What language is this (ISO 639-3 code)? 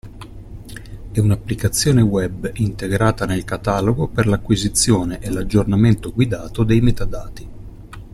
ita